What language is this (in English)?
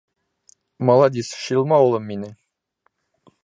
Bashkir